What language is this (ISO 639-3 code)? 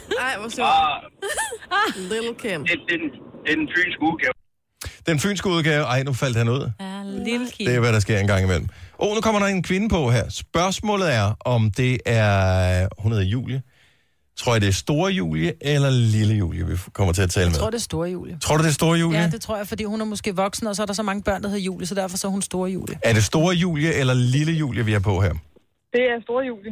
dan